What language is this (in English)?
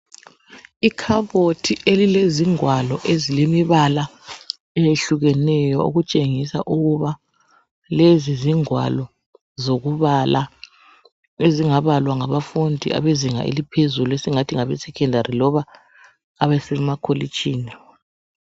North Ndebele